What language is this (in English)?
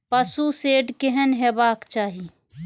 Maithili